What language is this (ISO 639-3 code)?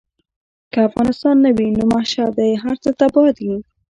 pus